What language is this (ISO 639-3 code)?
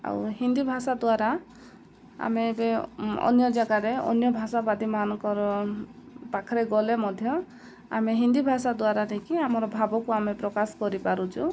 ori